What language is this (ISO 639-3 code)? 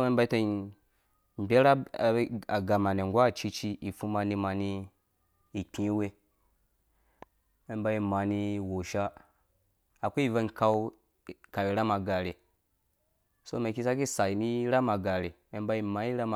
ldb